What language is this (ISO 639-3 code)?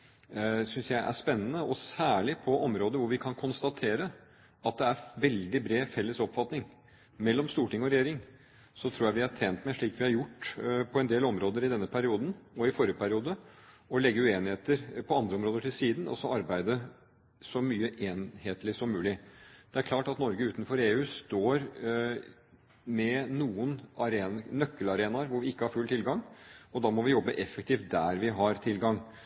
nob